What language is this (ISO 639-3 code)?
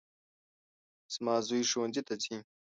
pus